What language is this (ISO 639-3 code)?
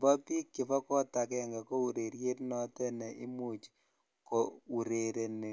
kln